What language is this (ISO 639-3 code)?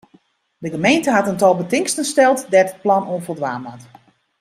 fry